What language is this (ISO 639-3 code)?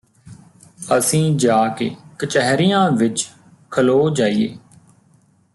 pan